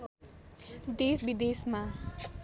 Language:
Nepali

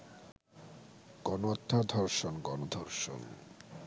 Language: Bangla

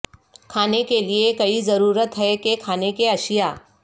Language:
Urdu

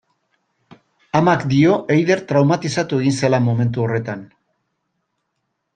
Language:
Basque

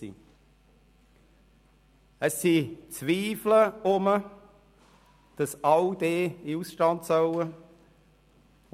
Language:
Swiss German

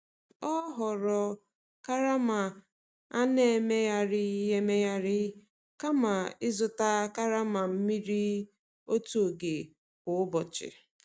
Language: Igbo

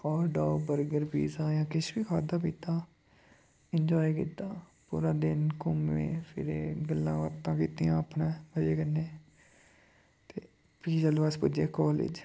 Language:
Dogri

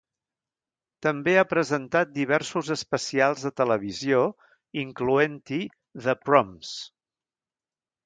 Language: Catalan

